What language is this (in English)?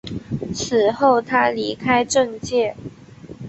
Chinese